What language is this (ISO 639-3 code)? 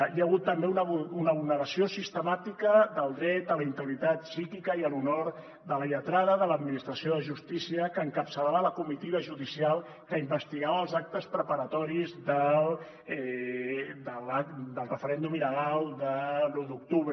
cat